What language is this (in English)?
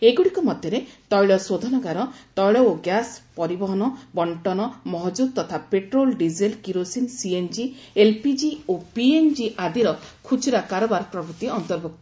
Odia